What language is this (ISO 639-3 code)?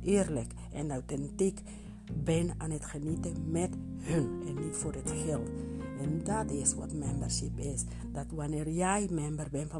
nld